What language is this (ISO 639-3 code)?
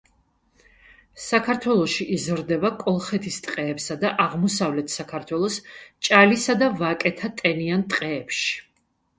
kat